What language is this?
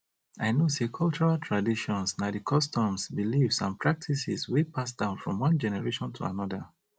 Nigerian Pidgin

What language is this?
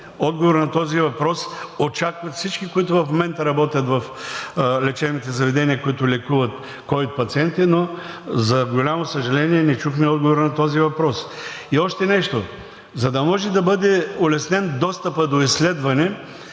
Bulgarian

